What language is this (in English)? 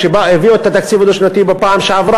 Hebrew